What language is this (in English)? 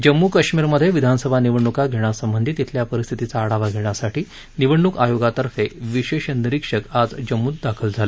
Marathi